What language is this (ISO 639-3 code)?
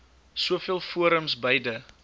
afr